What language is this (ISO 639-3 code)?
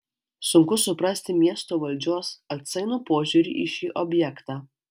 lit